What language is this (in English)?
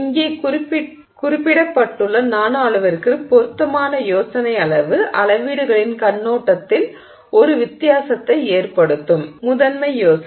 Tamil